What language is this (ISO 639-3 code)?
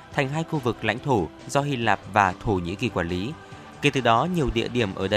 vie